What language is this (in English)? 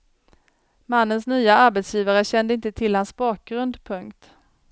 Swedish